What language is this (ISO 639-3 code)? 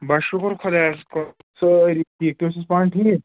kas